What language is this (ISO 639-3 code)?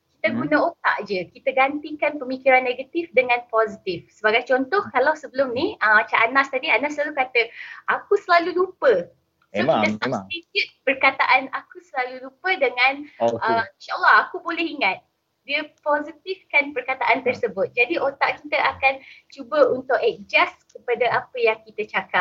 msa